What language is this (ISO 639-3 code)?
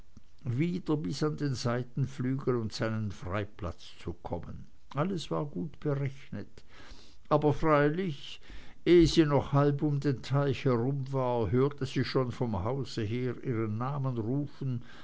deu